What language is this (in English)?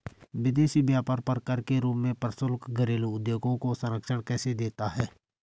Hindi